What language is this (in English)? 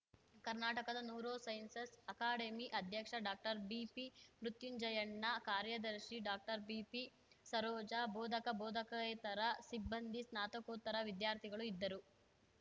Kannada